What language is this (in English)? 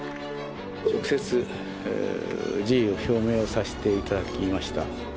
Japanese